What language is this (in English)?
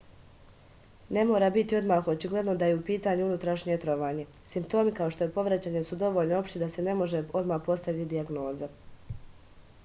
Serbian